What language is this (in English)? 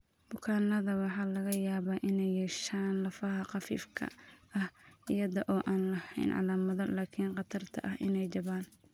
Somali